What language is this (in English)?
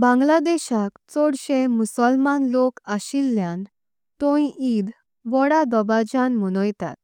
Konkani